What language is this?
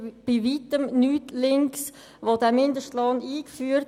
Swiss German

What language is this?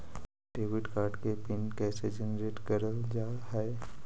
Magahi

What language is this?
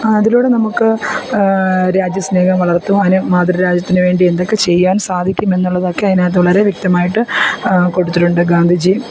Malayalam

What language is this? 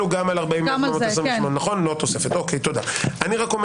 Hebrew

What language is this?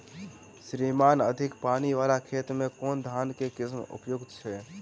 Maithili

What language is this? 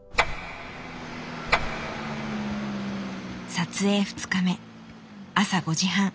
Japanese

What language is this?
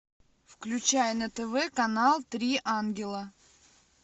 Russian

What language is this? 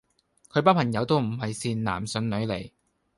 Cantonese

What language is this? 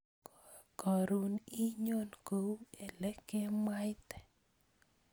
Kalenjin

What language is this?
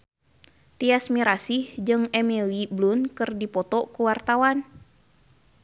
Sundanese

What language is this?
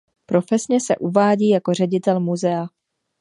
Czech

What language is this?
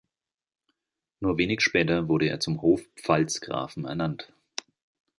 German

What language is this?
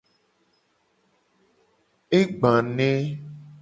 Gen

